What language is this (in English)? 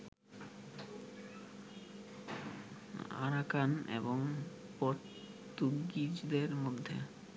Bangla